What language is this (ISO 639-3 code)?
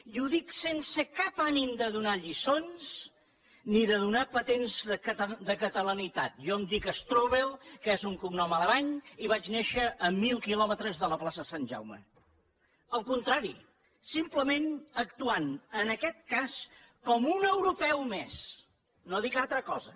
cat